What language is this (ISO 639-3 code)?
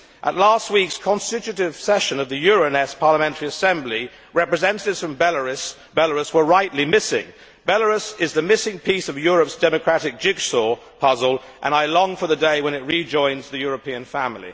eng